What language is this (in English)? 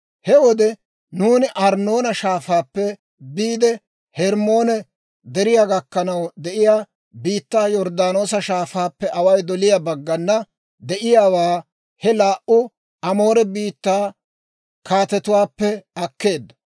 Dawro